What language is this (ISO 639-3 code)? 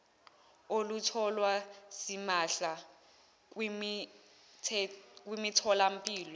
zul